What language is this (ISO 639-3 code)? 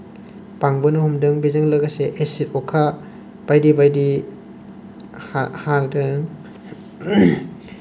brx